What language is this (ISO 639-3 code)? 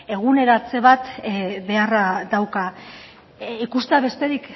eus